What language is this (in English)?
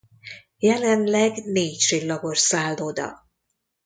Hungarian